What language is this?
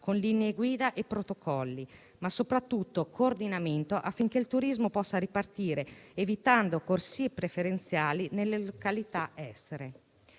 Italian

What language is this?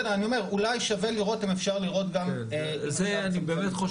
Hebrew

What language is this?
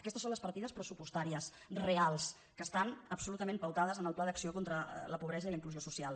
Catalan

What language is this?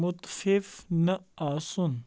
Kashmiri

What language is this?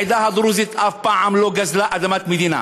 Hebrew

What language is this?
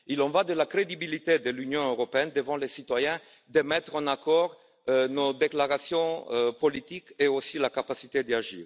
French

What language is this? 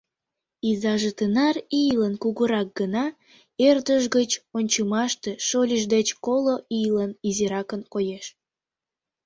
Mari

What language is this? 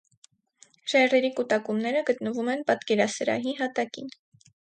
Armenian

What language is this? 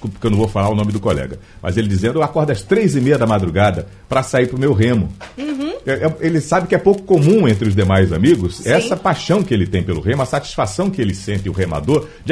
Portuguese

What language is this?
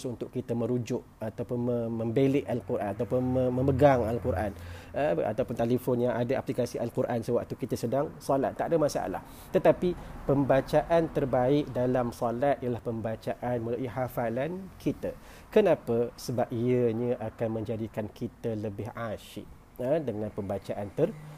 Malay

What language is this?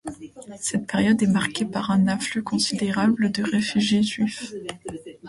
French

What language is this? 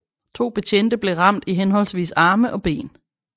Danish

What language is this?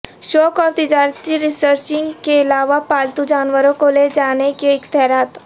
Urdu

